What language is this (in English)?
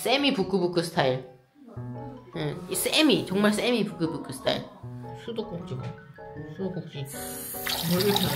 Korean